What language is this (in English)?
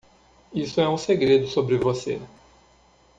Portuguese